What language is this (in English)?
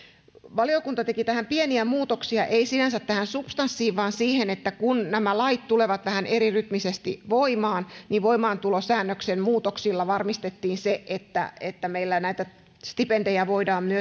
Finnish